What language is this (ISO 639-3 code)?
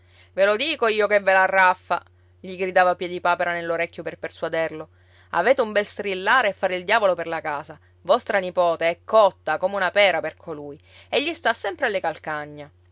ita